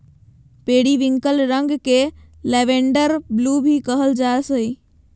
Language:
Magahi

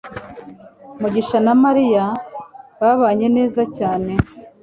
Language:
Kinyarwanda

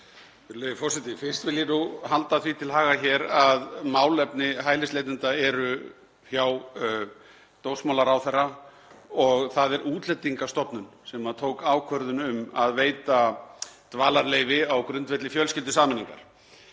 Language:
Icelandic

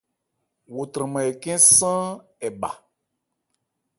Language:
Ebrié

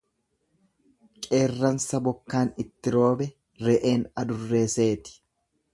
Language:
Oromo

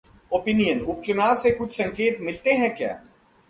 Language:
Hindi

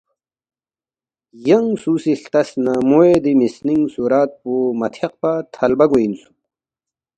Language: Balti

